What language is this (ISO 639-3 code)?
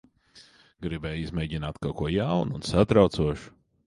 lav